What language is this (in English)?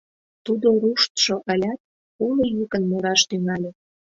Mari